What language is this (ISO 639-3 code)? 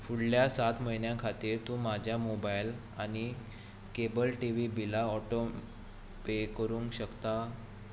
kok